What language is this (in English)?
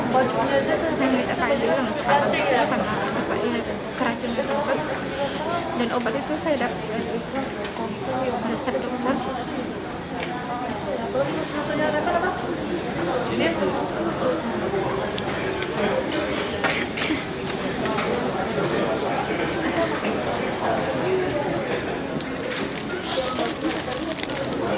Indonesian